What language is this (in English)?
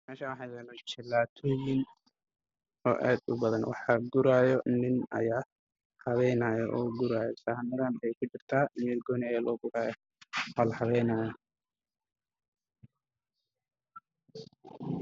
Somali